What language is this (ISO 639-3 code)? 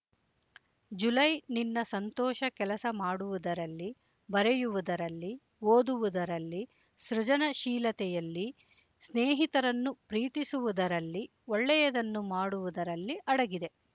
kan